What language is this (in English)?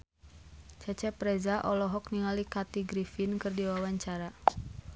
Sundanese